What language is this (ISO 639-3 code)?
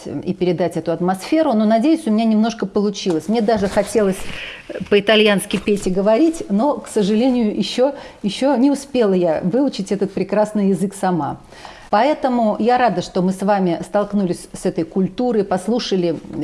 rus